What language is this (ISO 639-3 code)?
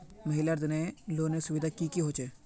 mag